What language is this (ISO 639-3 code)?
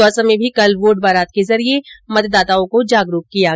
hin